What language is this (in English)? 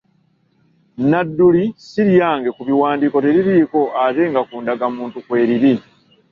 Ganda